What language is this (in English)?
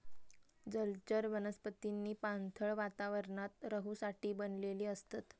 Marathi